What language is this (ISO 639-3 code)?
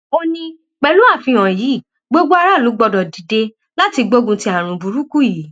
yor